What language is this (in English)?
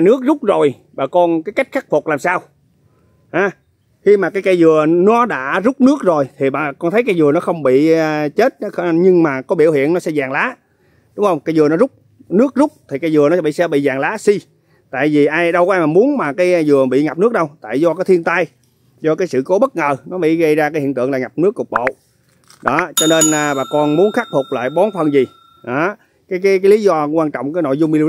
Vietnamese